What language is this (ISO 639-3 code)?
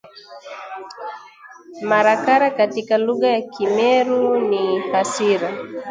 swa